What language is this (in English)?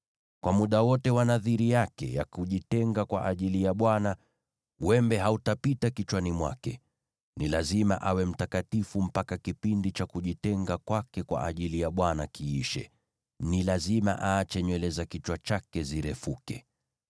Swahili